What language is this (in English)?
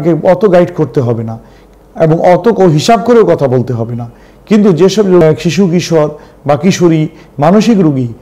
Hindi